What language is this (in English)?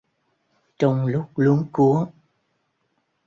Vietnamese